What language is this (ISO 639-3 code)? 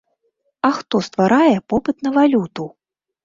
bel